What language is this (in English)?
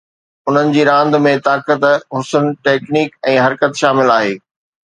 Sindhi